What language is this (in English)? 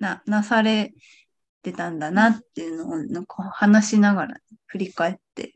Japanese